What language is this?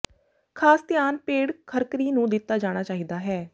Punjabi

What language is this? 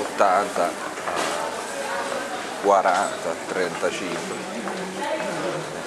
Italian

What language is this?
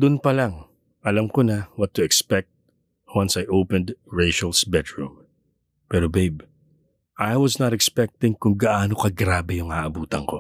Filipino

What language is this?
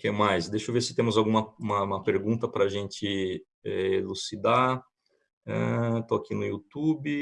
Portuguese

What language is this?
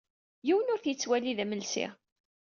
Kabyle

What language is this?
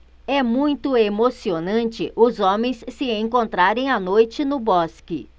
Portuguese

